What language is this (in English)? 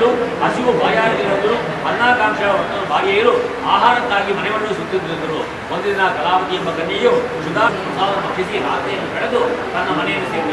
Arabic